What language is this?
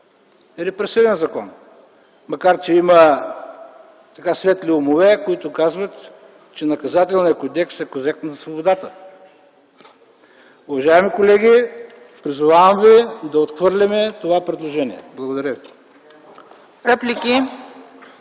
Bulgarian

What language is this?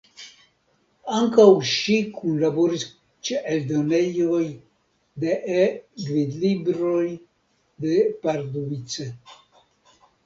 Esperanto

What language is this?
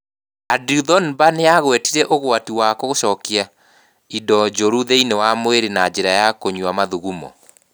Kikuyu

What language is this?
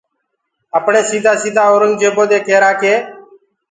Gurgula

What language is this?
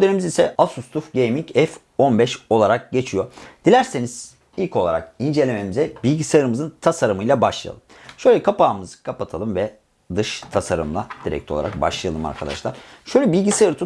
Turkish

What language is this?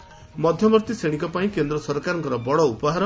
Odia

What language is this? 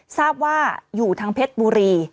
Thai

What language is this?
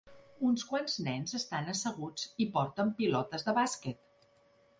Catalan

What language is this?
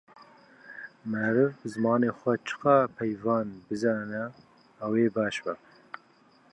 Kurdish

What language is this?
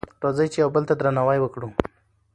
Pashto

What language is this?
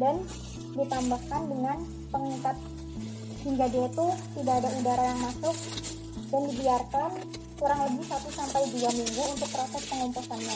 Indonesian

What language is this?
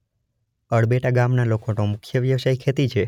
Gujarati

